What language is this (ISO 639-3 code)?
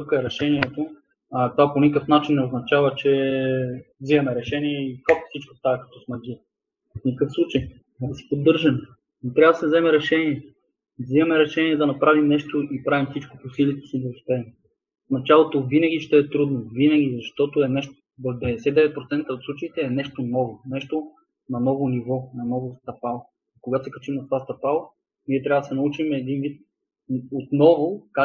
bul